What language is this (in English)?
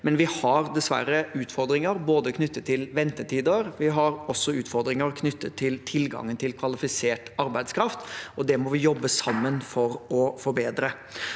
Norwegian